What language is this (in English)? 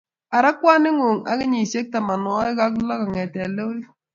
Kalenjin